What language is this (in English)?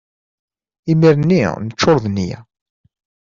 Kabyle